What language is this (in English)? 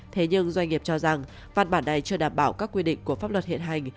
Vietnamese